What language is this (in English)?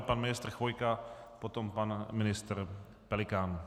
Czech